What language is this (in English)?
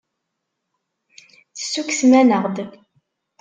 Kabyle